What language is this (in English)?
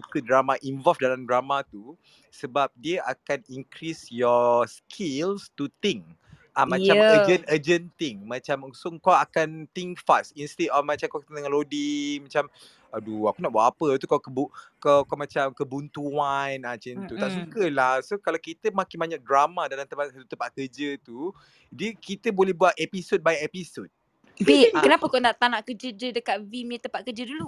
Malay